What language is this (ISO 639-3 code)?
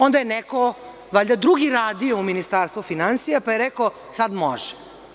srp